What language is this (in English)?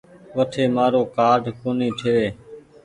Goaria